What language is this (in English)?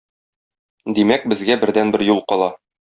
Tatar